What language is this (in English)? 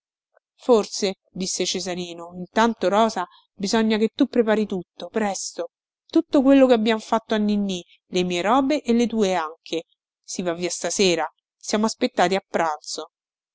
Italian